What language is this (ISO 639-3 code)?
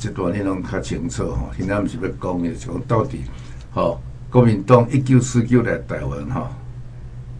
zho